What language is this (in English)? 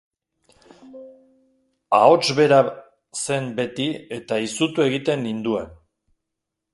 Basque